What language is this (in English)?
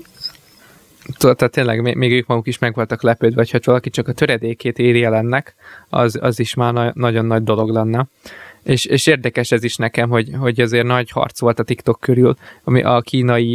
Hungarian